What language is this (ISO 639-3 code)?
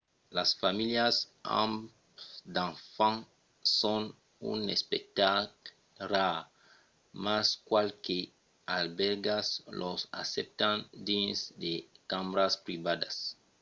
oci